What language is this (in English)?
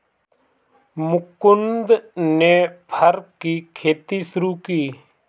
Hindi